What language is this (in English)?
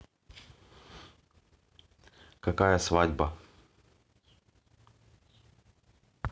Russian